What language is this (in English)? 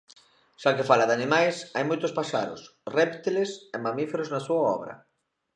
Galician